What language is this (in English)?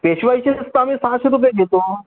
Marathi